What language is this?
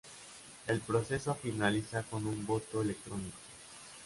Spanish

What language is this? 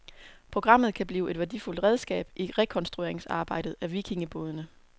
Danish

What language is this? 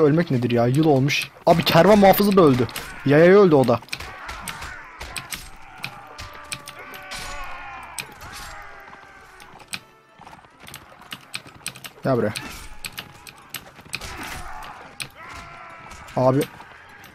Turkish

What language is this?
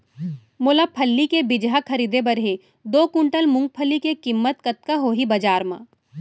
Chhattisgarhi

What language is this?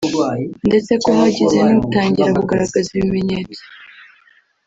Kinyarwanda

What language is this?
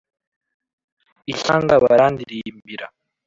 Kinyarwanda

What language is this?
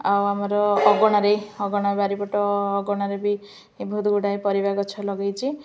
Odia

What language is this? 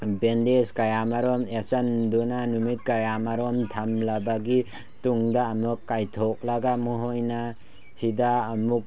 Manipuri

